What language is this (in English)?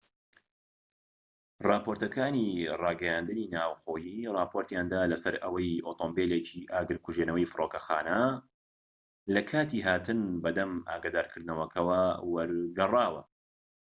Central Kurdish